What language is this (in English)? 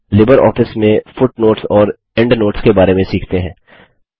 Hindi